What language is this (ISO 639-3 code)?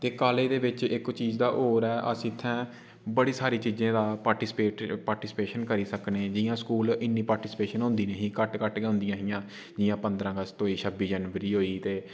doi